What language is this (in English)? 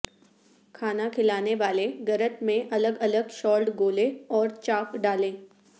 Urdu